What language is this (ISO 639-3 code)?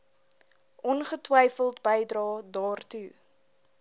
afr